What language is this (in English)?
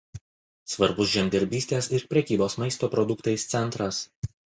Lithuanian